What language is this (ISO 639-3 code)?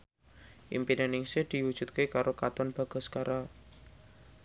jav